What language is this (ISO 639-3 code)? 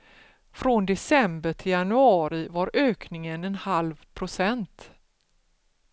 swe